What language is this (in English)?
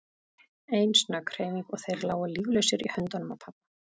Icelandic